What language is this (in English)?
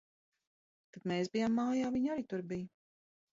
Latvian